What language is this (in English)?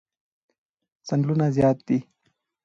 Pashto